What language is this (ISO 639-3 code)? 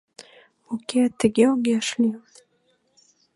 chm